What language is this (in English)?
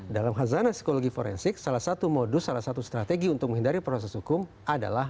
Indonesian